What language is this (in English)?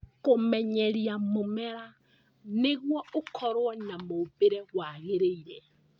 Kikuyu